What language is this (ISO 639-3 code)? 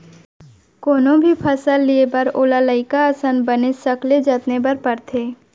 hne